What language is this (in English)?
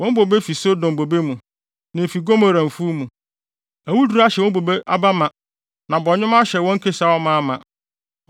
Akan